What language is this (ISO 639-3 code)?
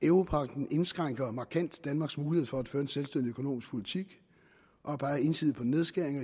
dan